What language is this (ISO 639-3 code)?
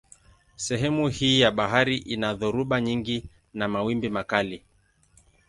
swa